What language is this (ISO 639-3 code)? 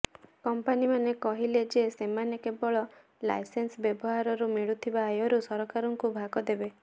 ori